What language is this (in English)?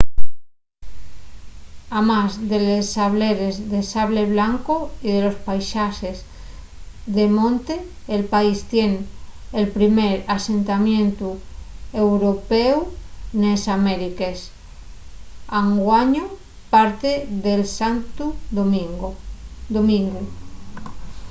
Asturian